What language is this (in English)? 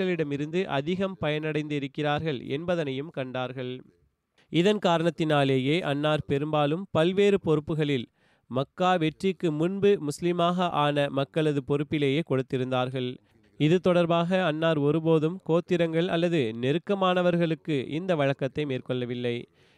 Tamil